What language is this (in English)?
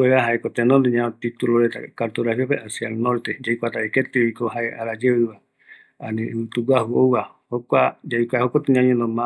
Eastern Bolivian Guaraní